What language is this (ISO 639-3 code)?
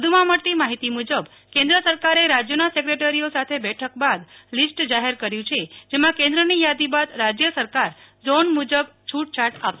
guj